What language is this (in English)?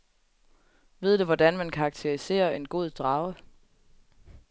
Danish